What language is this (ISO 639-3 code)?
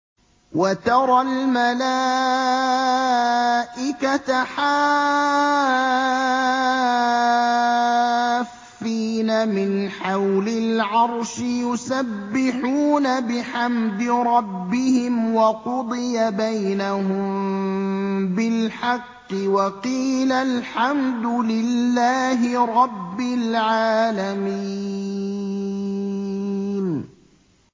ara